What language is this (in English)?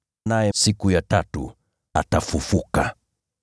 Swahili